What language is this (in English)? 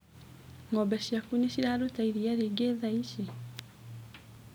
Kikuyu